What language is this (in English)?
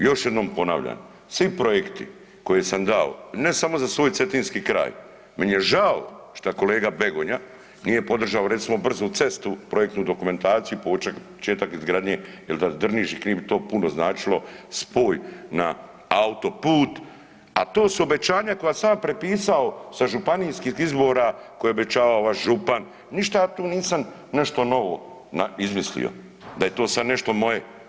Croatian